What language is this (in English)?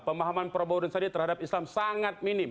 Indonesian